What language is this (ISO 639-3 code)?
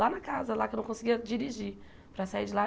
por